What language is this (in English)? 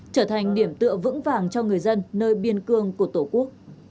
Vietnamese